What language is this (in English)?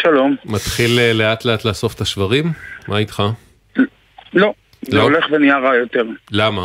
Hebrew